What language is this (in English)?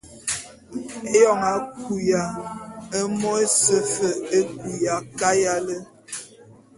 Bulu